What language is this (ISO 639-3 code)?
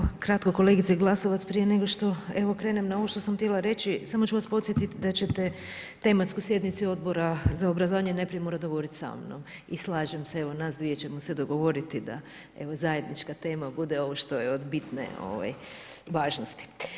hrv